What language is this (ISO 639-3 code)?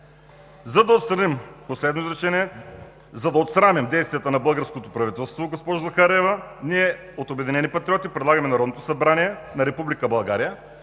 bul